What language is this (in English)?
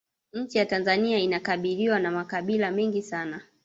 Swahili